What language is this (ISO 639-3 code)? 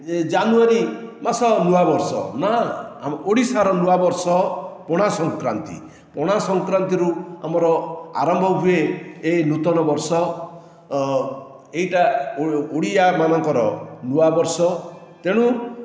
ori